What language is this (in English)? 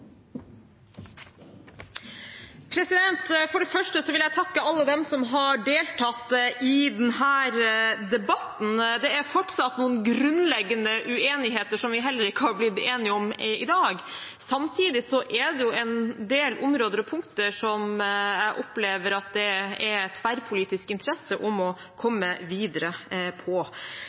Norwegian